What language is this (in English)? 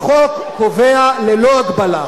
Hebrew